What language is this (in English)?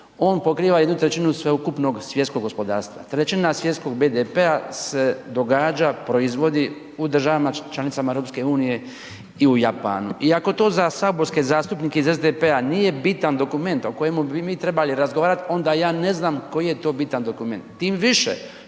Croatian